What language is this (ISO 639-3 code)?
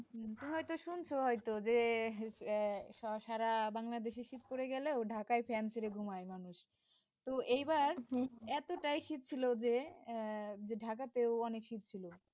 ben